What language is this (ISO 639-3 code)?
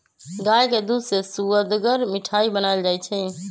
mag